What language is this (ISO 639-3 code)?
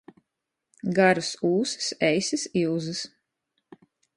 ltg